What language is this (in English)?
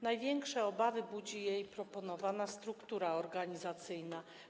Polish